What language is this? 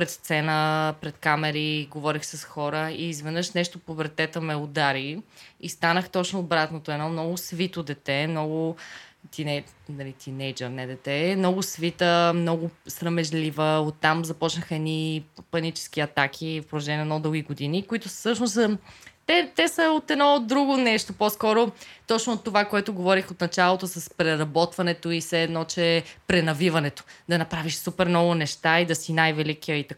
Bulgarian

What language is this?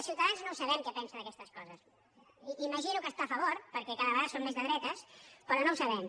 Catalan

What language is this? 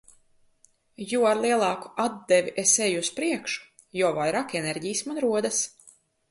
Latvian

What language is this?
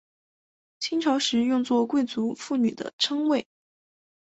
Chinese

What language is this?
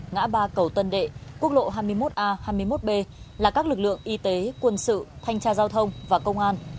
Vietnamese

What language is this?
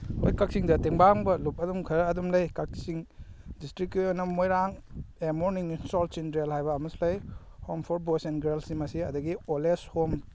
Manipuri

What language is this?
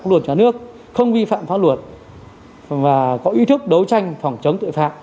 Vietnamese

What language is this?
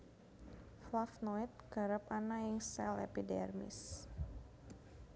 Javanese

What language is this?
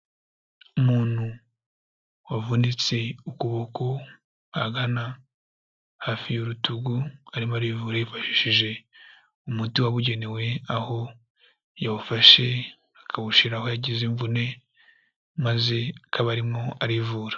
Kinyarwanda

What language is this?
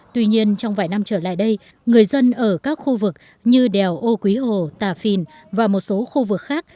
Vietnamese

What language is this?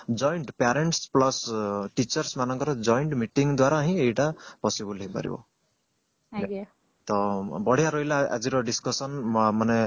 Odia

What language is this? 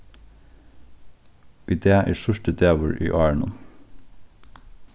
Faroese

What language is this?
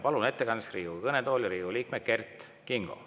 Estonian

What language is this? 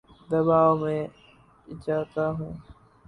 Urdu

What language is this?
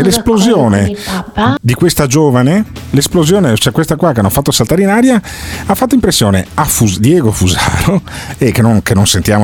Italian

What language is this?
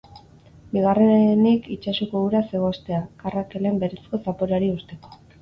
Basque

